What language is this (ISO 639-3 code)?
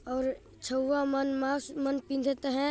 sck